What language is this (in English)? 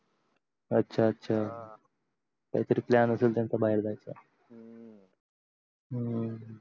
Marathi